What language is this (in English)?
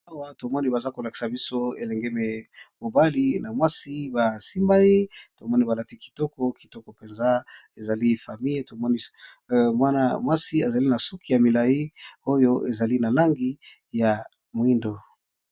Lingala